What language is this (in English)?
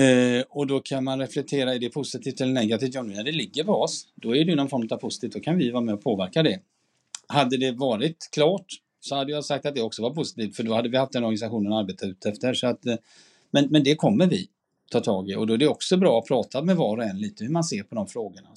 Swedish